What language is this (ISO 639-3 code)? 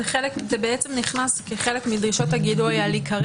heb